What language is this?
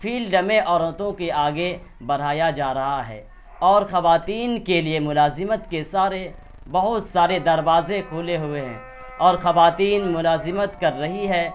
Urdu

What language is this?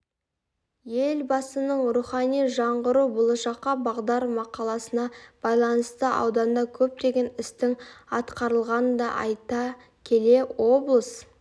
Kazakh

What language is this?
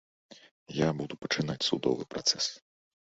Belarusian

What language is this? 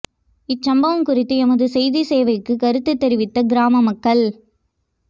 Tamil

